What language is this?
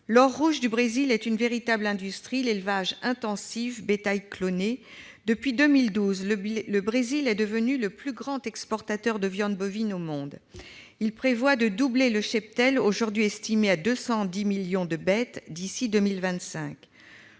French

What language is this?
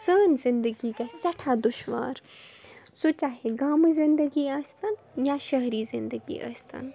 Kashmiri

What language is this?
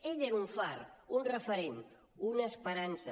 Catalan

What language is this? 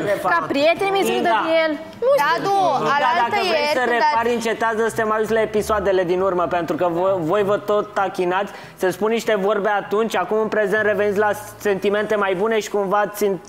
Romanian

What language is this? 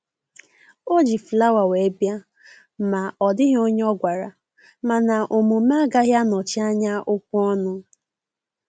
Igbo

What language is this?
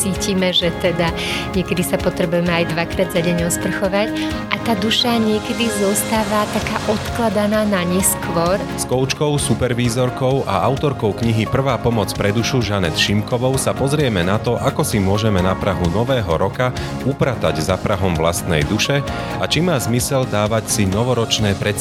Slovak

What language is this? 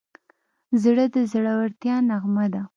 Pashto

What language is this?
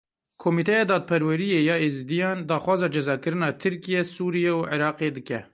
Kurdish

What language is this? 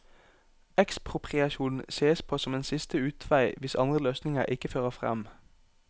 Norwegian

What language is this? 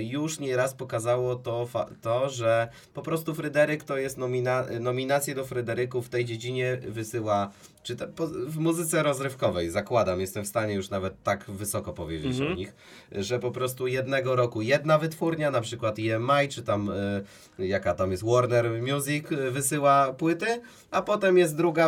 Polish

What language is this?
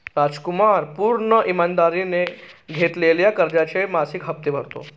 Marathi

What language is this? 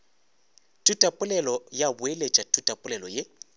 Northern Sotho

